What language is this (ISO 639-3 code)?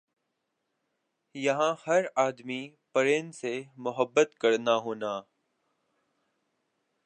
urd